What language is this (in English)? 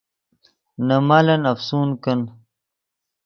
Yidgha